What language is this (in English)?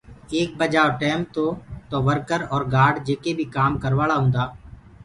Gurgula